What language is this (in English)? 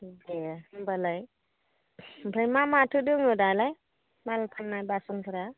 Bodo